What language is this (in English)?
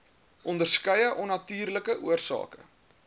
Afrikaans